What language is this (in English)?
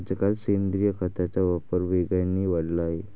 Marathi